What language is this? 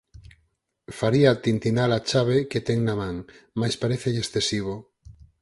Galician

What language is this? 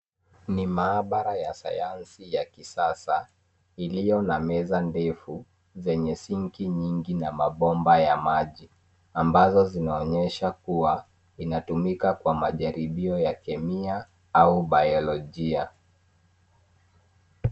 Swahili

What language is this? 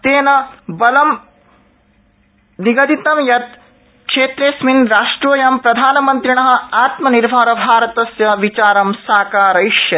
Sanskrit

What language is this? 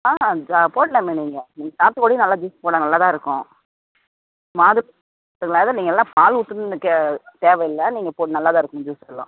Tamil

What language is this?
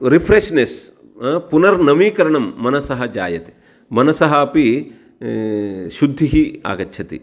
Sanskrit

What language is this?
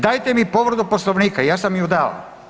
Croatian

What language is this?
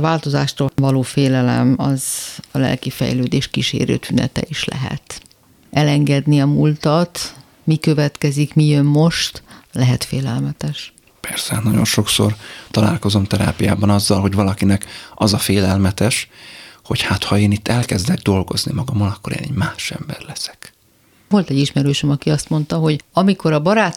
Hungarian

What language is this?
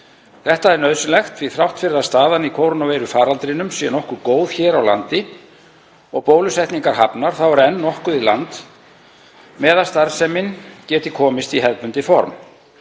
Icelandic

